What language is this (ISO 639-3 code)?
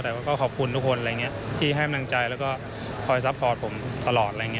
tha